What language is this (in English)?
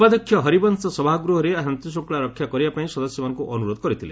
Odia